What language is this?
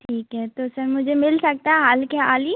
Hindi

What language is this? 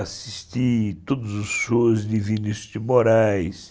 Portuguese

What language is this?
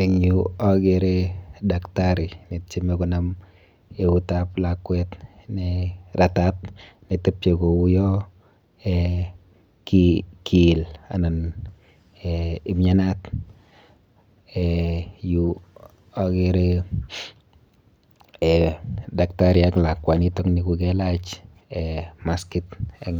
Kalenjin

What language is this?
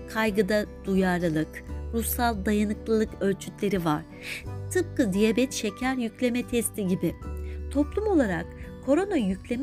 Turkish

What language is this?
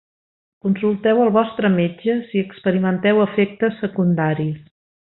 Catalan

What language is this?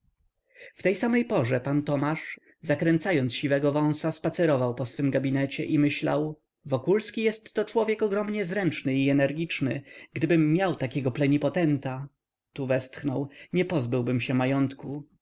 Polish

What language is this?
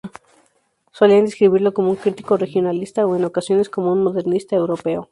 Spanish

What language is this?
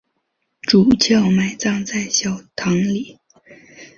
Chinese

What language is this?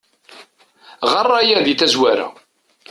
Kabyle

